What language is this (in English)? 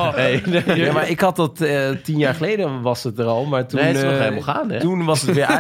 Dutch